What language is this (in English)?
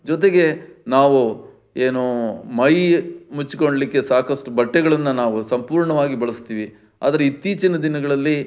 Kannada